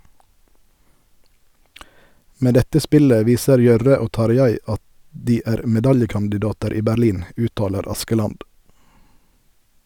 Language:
Norwegian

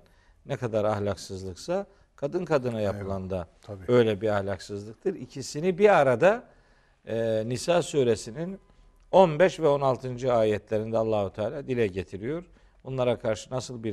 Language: Turkish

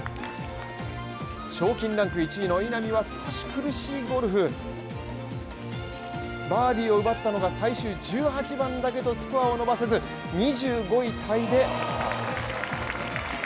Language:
Japanese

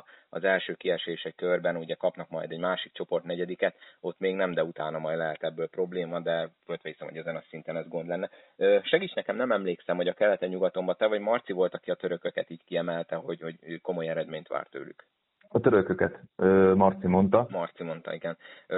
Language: Hungarian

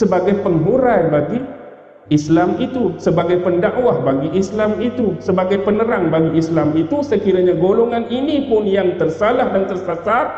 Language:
Malay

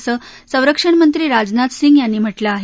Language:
Marathi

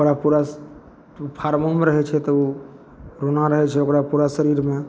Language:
Maithili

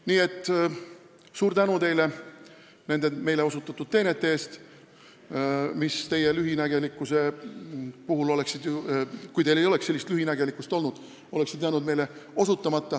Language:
Estonian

